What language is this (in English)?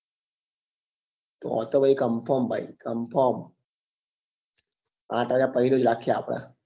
Gujarati